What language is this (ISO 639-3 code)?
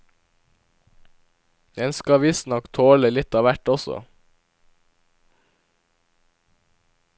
nor